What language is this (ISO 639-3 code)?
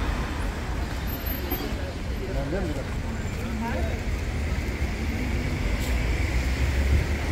tur